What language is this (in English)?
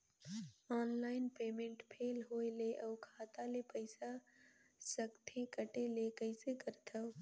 Chhattisgarhi